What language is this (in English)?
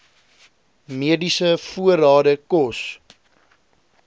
Afrikaans